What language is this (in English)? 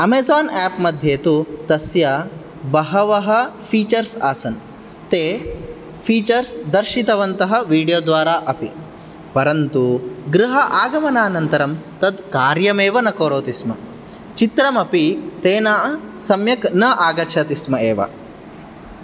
Sanskrit